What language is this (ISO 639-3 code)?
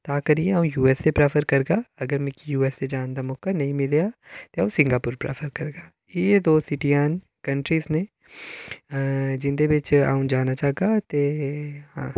doi